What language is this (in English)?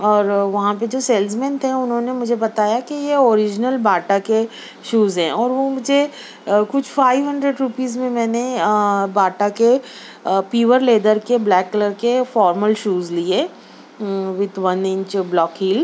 Urdu